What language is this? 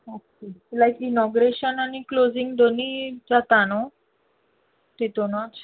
Konkani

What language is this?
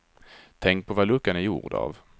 Swedish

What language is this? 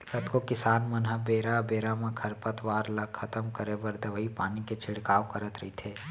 Chhattisgarhi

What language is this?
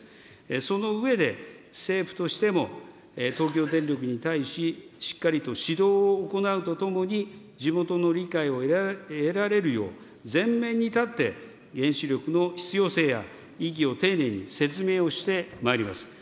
Japanese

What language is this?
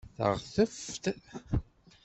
Kabyle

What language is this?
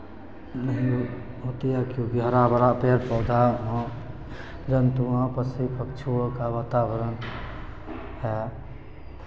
Maithili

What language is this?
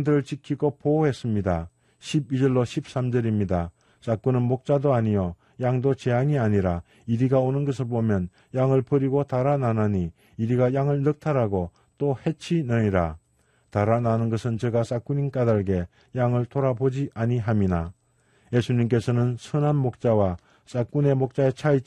Korean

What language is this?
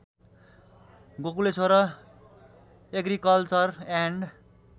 Nepali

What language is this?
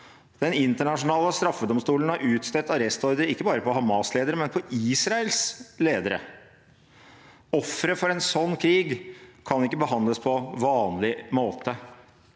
Norwegian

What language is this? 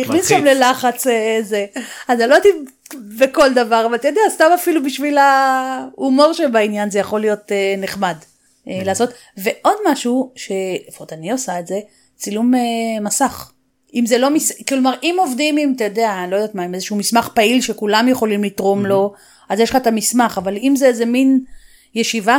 Hebrew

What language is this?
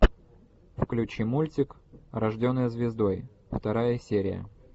Russian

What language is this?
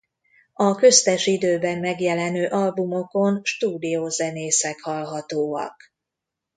Hungarian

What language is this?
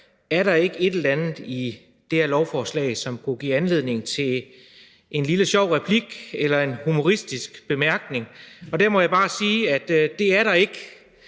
Danish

